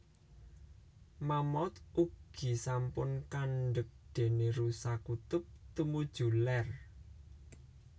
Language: Javanese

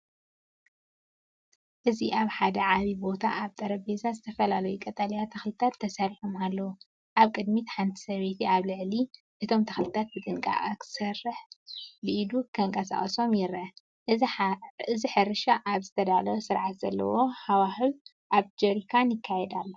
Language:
Tigrinya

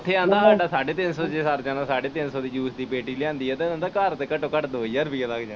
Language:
Punjabi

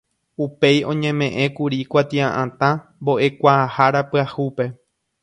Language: Guarani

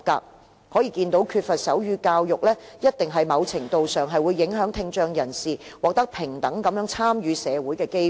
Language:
Cantonese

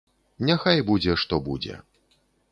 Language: Belarusian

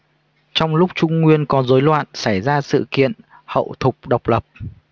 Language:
Vietnamese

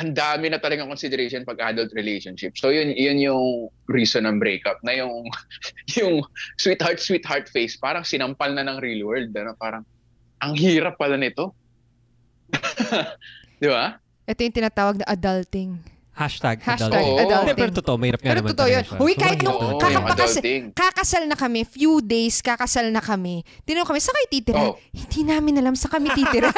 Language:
Filipino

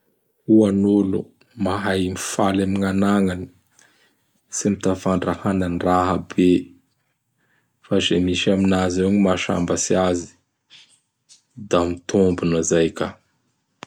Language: Bara Malagasy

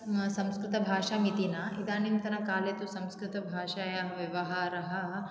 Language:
Sanskrit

